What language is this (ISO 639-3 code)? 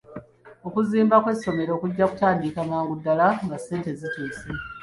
lug